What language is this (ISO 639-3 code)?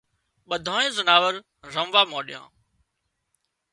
kxp